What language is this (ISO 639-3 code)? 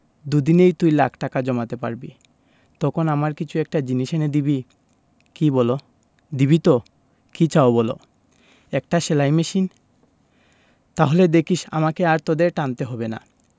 ben